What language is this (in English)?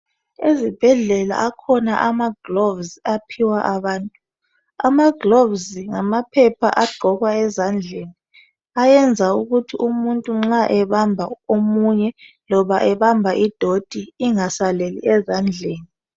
North Ndebele